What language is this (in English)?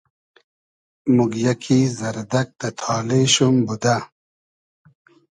Hazaragi